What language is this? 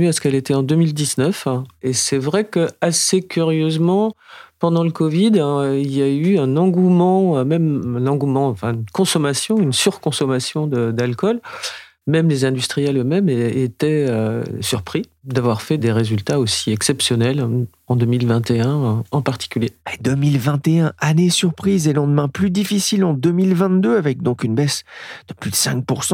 French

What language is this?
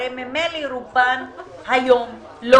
Hebrew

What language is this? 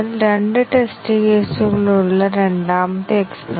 Malayalam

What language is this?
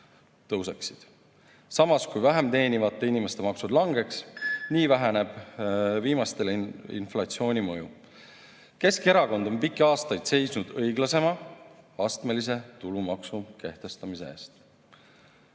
Estonian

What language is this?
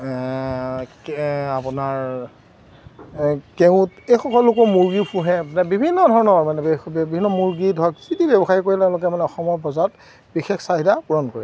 Assamese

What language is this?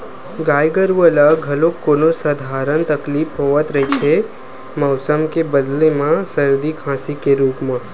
Chhattisgarhi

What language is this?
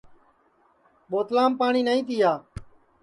Sansi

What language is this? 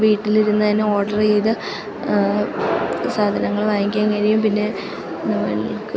Malayalam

